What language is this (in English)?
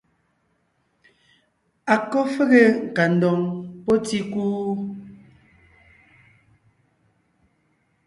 Ngiemboon